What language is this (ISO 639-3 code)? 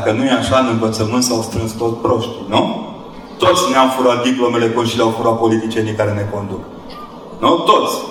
ron